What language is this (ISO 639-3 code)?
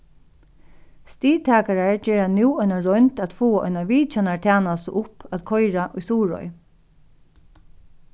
fao